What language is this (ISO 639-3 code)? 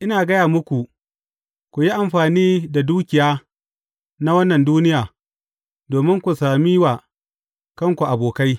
hau